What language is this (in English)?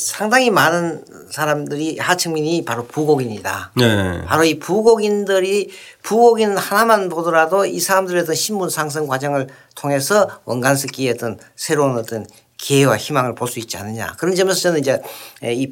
Korean